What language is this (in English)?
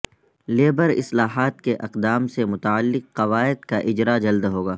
Urdu